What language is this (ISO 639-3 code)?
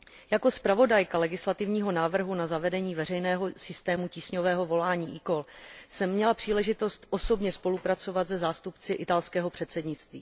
ces